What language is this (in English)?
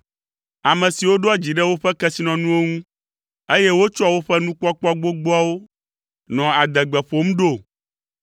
Ewe